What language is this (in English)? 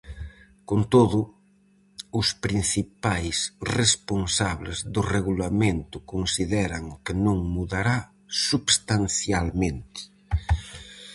Galician